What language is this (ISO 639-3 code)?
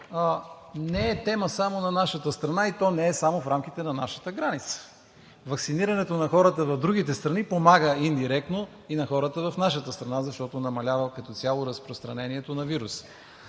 bul